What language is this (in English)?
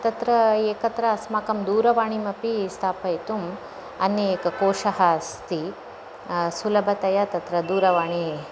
Sanskrit